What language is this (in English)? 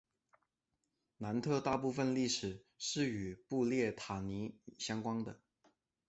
Chinese